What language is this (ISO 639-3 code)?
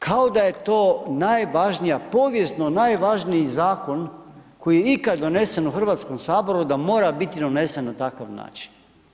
hrv